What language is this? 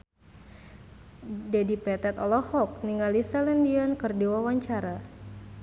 Sundanese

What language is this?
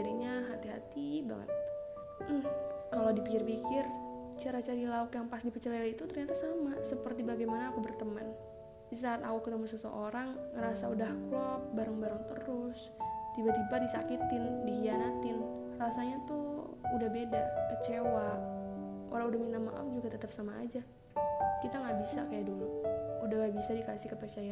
Indonesian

